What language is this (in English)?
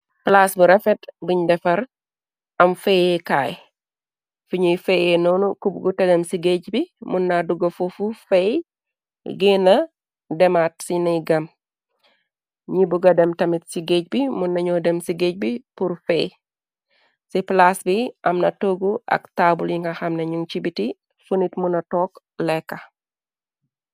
Wolof